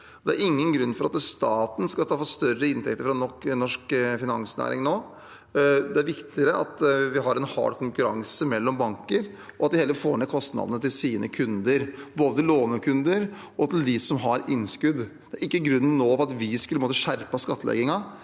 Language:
Norwegian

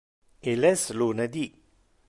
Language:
Interlingua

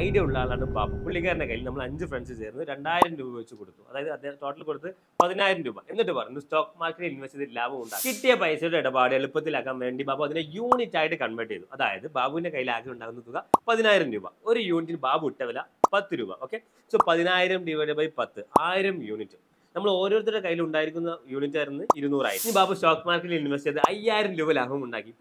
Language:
Malayalam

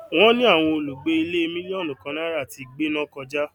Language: Yoruba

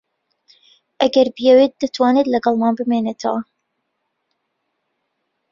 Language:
Central Kurdish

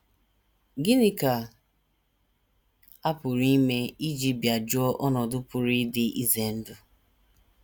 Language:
Igbo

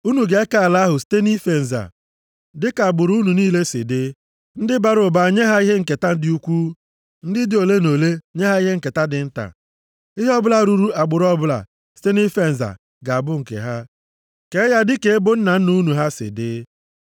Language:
Igbo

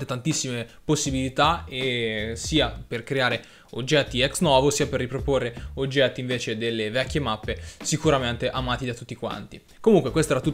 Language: Italian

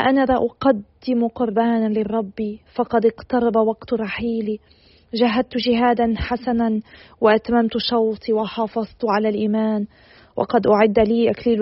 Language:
Arabic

